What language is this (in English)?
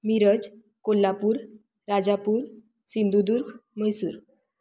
Konkani